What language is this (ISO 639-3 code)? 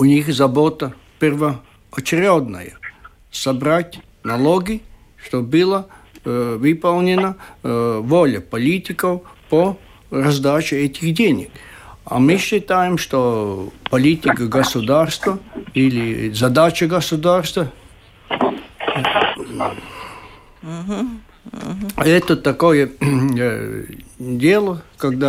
rus